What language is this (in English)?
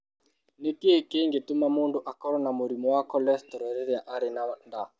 Kikuyu